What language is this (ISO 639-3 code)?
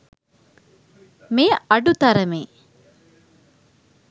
sin